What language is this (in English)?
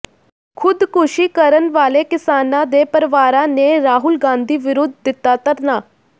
Punjabi